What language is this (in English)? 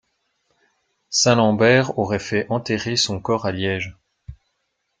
French